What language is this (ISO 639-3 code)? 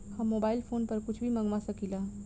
bho